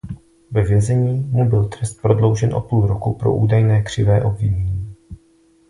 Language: Czech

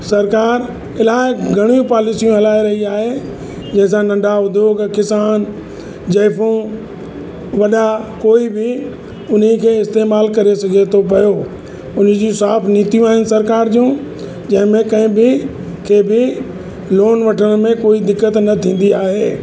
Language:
Sindhi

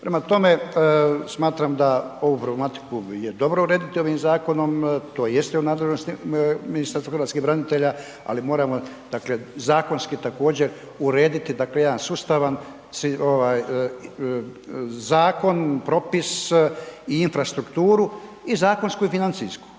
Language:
Croatian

